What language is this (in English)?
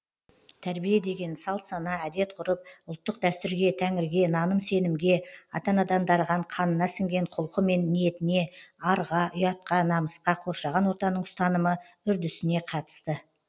Kazakh